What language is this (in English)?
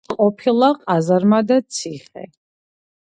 Georgian